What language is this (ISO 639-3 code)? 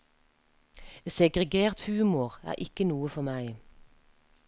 nor